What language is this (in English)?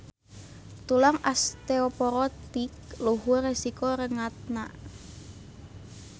Sundanese